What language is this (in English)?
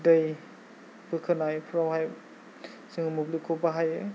Bodo